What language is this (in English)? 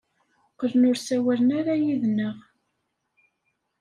Kabyle